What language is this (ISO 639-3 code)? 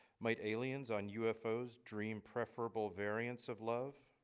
eng